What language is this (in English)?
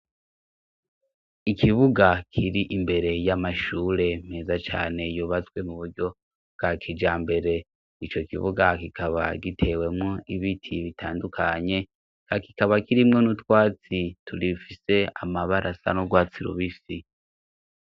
Rundi